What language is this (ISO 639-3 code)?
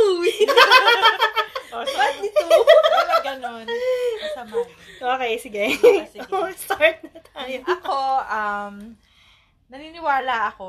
fil